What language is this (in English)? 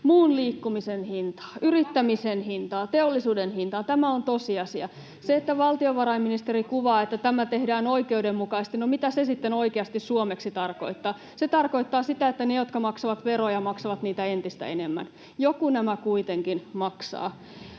Finnish